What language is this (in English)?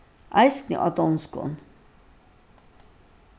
Faroese